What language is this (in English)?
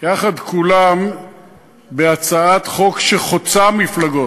Hebrew